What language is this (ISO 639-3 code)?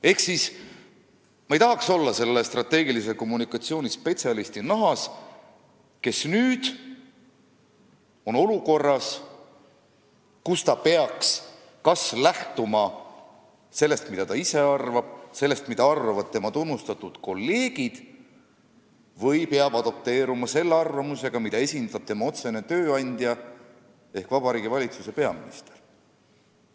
est